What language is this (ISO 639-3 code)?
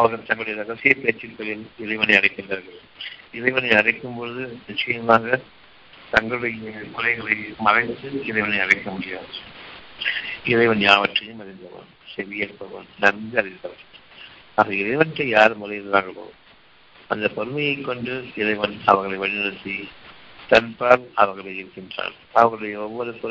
tam